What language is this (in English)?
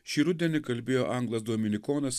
Lithuanian